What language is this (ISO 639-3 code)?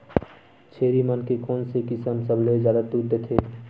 hne